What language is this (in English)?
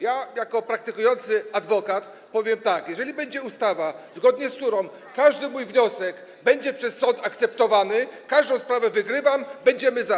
Polish